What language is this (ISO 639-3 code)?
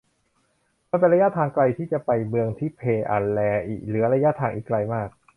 tha